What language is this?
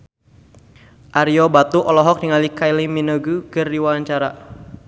Sundanese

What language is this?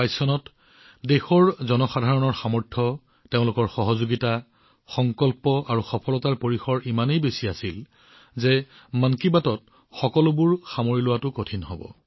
Assamese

